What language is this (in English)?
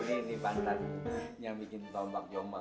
Indonesian